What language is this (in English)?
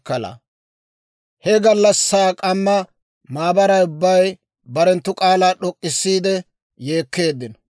Dawro